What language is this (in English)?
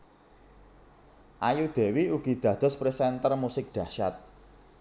Javanese